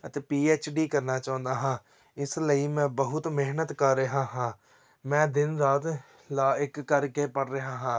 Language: Punjabi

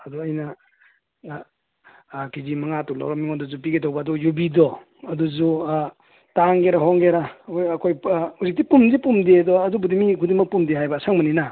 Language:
Manipuri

